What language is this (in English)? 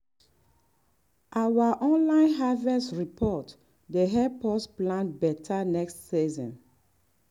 Nigerian Pidgin